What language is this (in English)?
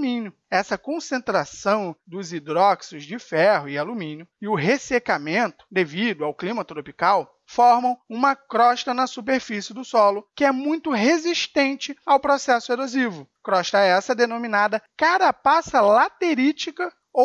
Portuguese